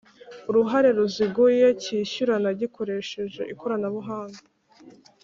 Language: Kinyarwanda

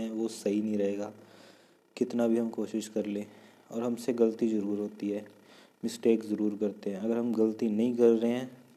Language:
Hindi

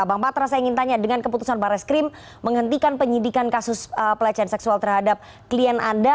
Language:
Indonesian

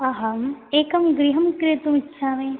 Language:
Sanskrit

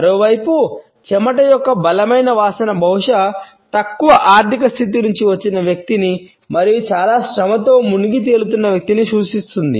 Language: Telugu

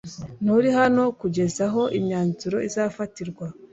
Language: Kinyarwanda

